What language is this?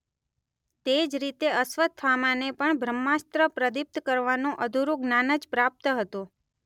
Gujarati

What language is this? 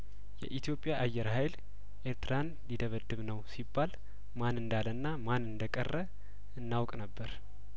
Amharic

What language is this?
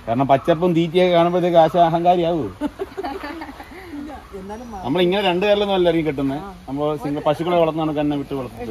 Malayalam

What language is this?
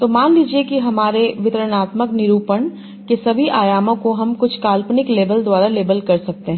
Hindi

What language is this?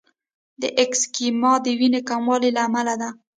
Pashto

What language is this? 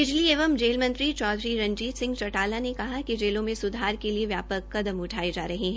Hindi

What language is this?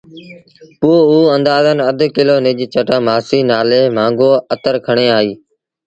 Sindhi Bhil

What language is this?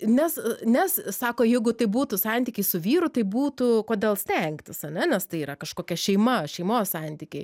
Lithuanian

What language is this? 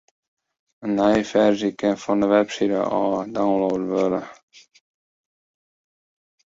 Western Frisian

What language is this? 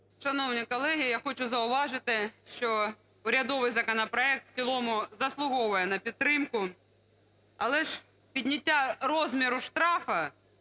Ukrainian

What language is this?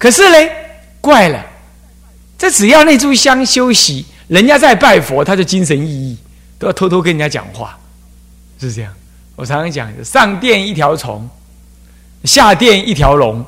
Chinese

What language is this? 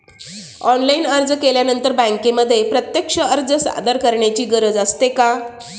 Marathi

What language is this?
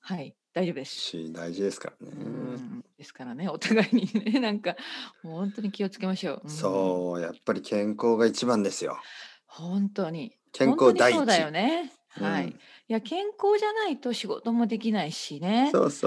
Japanese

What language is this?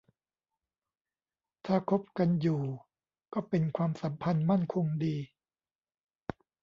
Thai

